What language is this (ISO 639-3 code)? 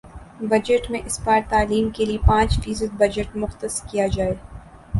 urd